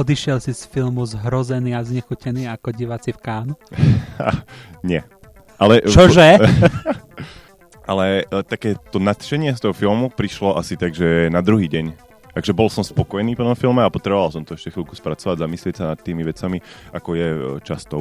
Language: Slovak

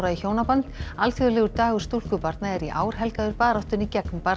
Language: Icelandic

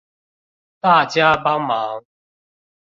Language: Chinese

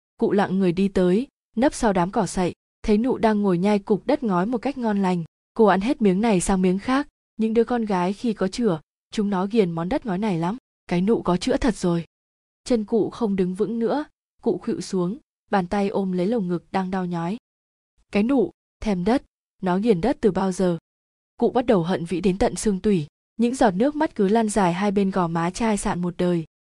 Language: Vietnamese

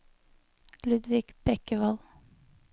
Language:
Norwegian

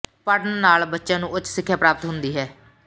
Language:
Punjabi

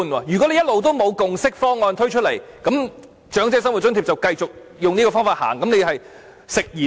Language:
Cantonese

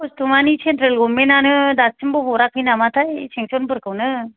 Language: Bodo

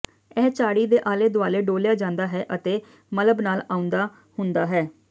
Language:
Punjabi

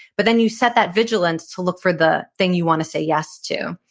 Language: English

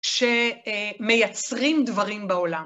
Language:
Hebrew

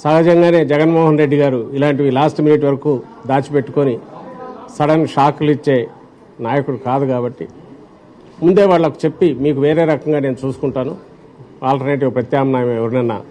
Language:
Telugu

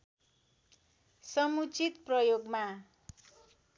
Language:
Nepali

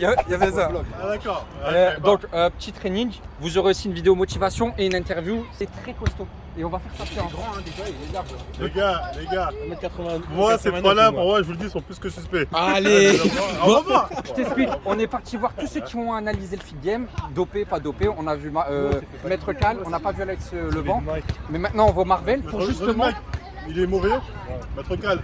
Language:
French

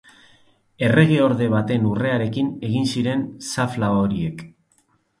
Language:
Basque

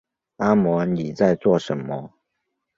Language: Chinese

